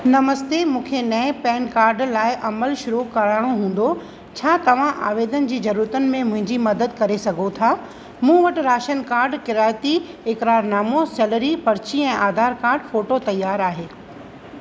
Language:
Sindhi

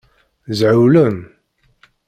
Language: Kabyle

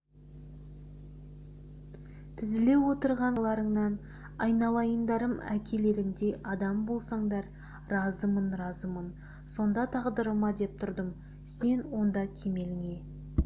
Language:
Kazakh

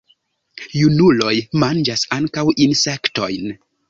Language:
Esperanto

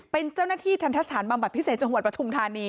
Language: Thai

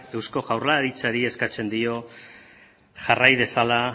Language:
Basque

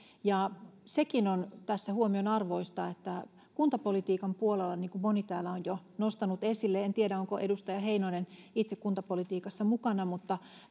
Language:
Finnish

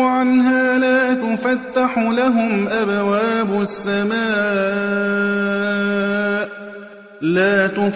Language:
Arabic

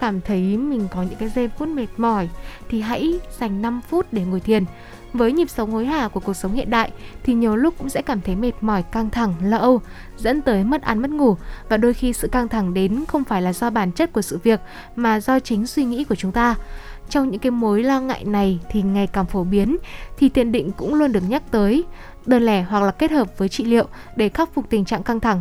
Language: Vietnamese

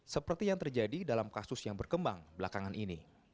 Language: Indonesian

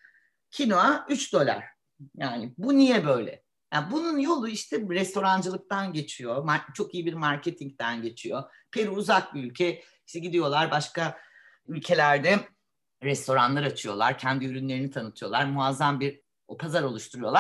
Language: Turkish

